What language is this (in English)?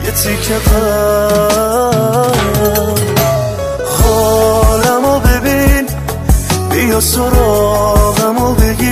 Persian